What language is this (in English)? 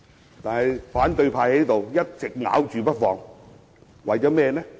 Cantonese